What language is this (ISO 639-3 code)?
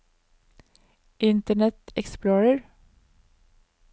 nor